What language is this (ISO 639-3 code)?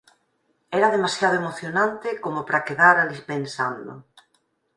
glg